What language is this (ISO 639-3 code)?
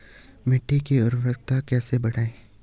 hin